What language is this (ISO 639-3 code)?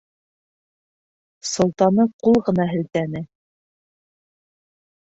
bak